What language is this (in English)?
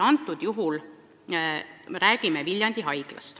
Estonian